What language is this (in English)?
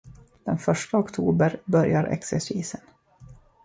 Swedish